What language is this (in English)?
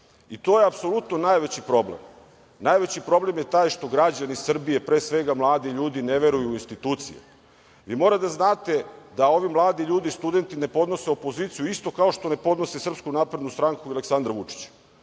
Serbian